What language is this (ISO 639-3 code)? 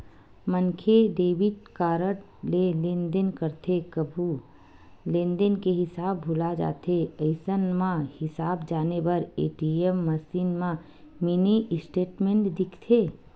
hne